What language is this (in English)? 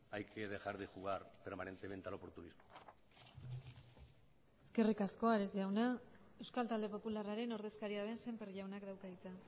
Basque